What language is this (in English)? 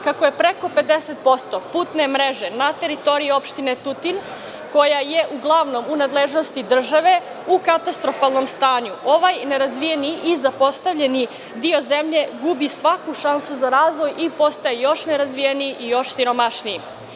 Serbian